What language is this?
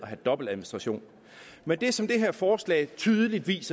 Danish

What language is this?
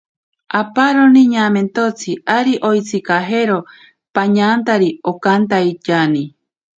Ashéninka Perené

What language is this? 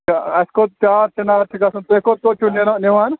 Kashmiri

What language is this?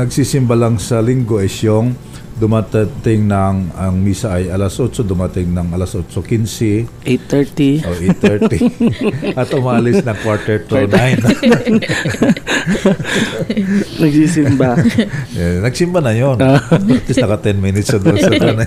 Filipino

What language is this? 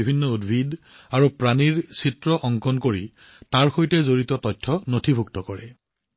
Assamese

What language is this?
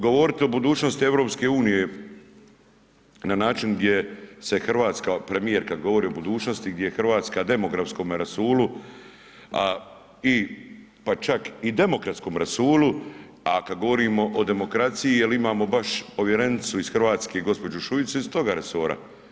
Croatian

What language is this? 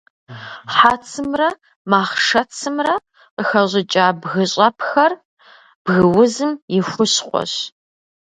Kabardian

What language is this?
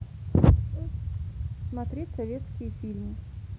Russian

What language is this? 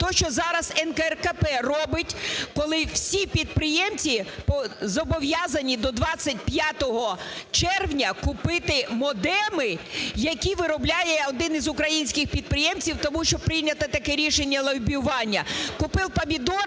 Ukrainian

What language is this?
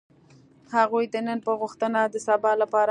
Pashto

